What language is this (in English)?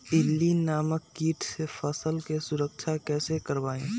Magahi